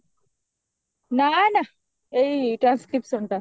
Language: Odia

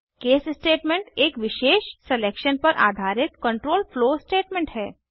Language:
Hindi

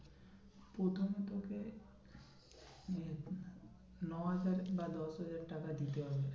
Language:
Bangla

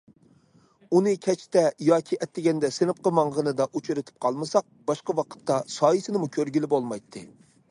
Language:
Uyghur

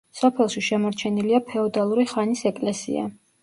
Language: Georgian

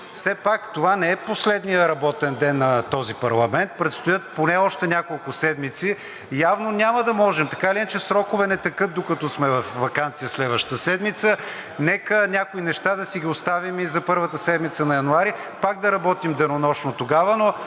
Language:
Bulgarian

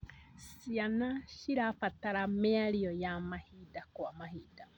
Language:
Kikuyu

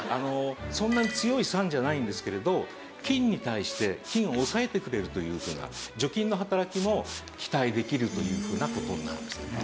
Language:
Japanese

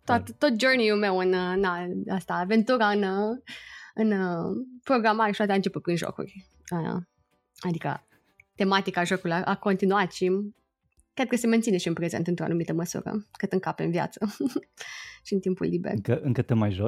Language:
Romanian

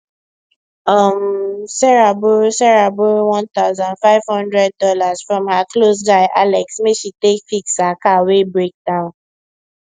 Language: Nigerian Pidgin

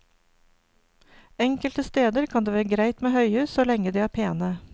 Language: Norwegian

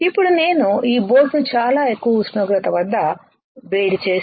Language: Telugu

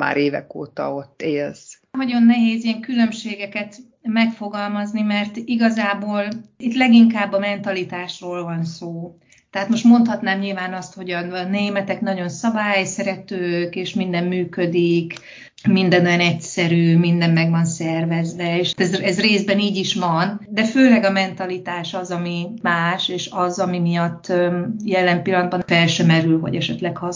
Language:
Hungarian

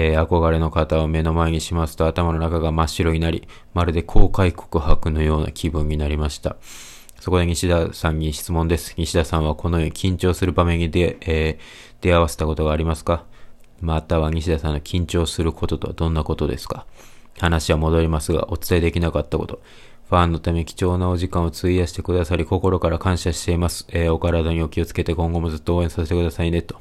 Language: Japanese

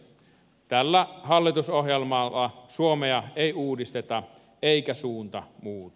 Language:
Finnish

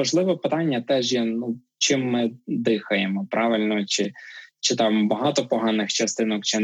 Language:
Ukrainian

